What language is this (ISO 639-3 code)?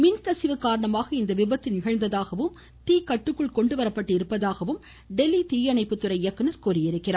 tam